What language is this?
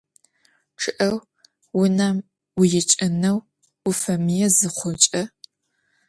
Adyghe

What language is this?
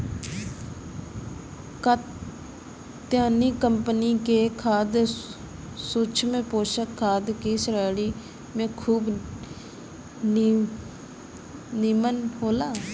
Bhojpuri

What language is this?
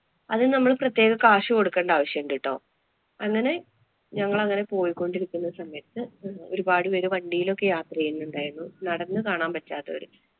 Malayalam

